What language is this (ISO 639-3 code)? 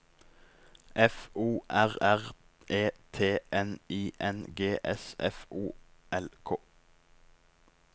nor